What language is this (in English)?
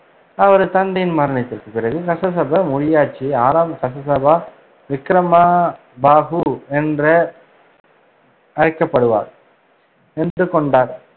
Tamil